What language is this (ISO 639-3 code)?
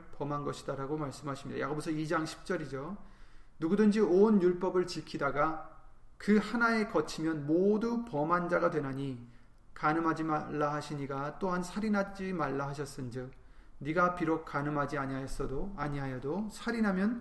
kor